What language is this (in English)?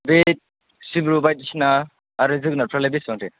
Bodo